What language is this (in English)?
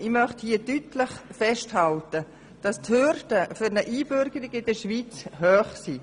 Swiss German